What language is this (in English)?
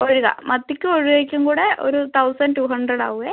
Malayalam